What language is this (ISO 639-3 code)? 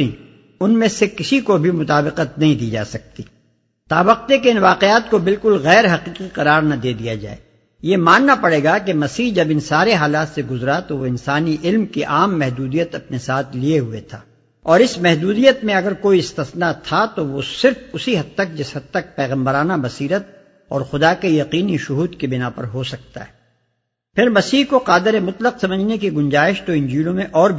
urd